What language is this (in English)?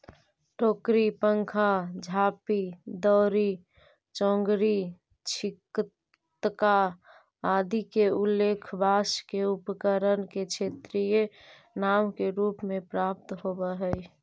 Magahi